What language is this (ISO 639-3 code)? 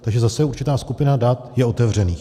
ces